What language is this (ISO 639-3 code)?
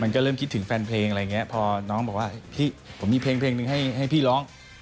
tha